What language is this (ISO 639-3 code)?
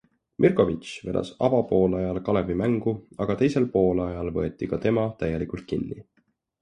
est